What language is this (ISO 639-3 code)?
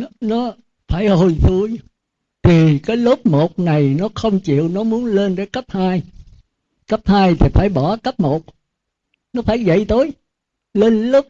vie